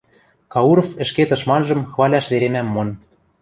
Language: Western Mari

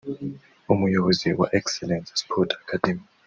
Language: Kinyarwanda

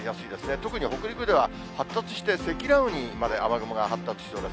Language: Japanese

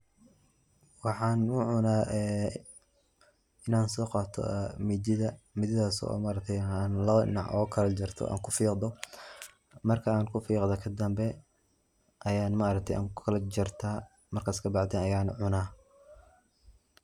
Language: Somali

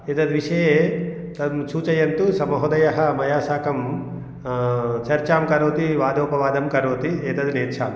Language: Sanskrit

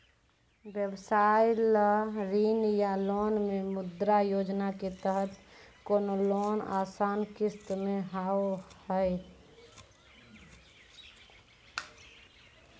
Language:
Maithili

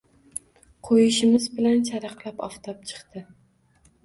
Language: Uzbek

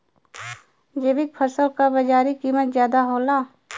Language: Bhojpuri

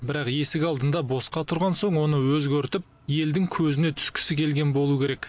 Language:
Kazakh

